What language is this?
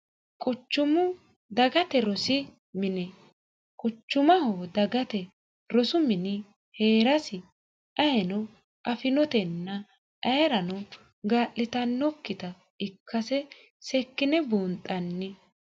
Sidamo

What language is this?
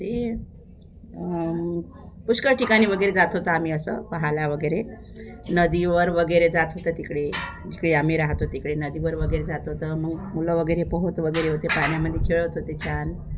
Marathi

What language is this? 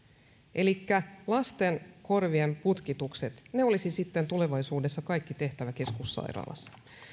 Finnish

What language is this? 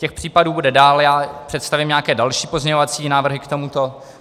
Czech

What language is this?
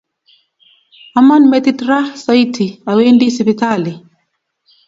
Kalenjin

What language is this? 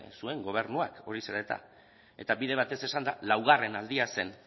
Basque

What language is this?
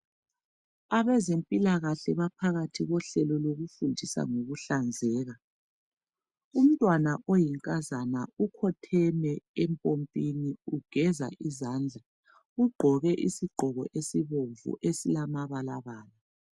North Ndebele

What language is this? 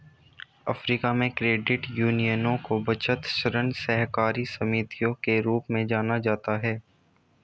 Hindi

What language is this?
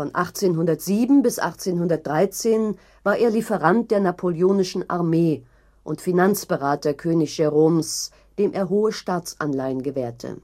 German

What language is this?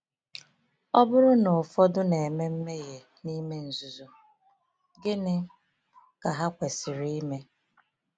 Igbo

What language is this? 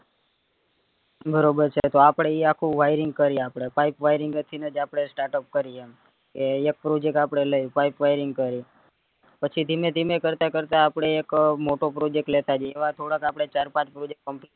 Gujarati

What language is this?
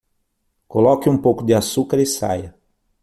Portuguese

